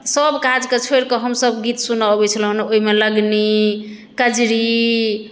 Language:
Maithili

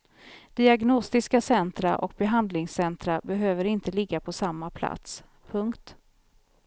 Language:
Swedish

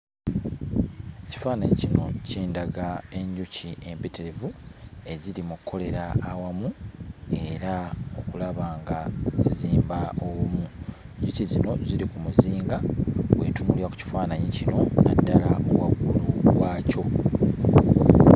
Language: Ganda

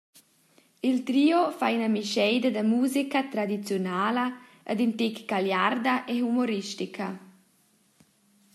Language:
Romansh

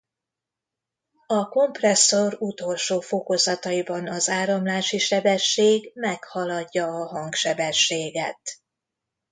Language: Hungarian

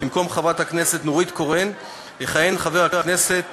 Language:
Hebrew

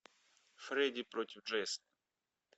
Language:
Russian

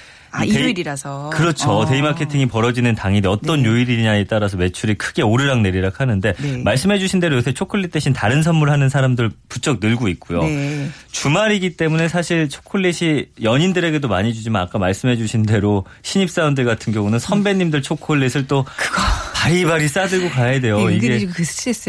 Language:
Korean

